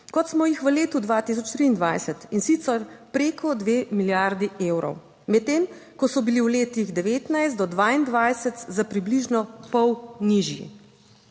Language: Slovenian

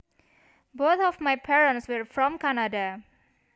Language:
Javanese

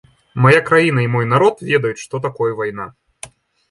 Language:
Belarusian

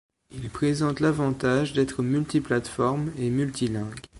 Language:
French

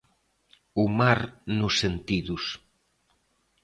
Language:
Galician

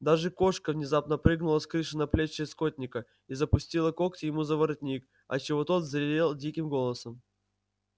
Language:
Russian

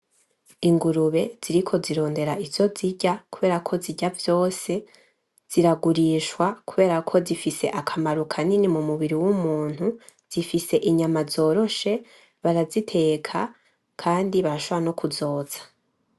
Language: Rundi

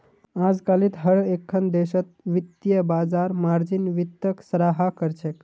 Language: Magahi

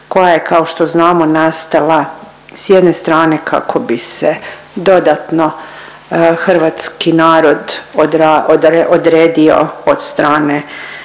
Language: Croatian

